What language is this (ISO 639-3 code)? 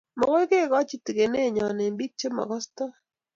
kln